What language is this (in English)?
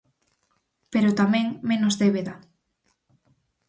Galician